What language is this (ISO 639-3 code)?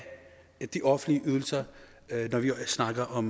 dan